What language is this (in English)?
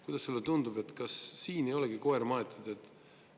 Estonian